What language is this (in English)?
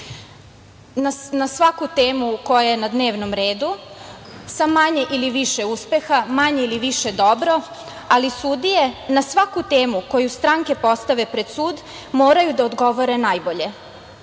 Serbian